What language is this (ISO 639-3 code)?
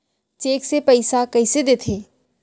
hne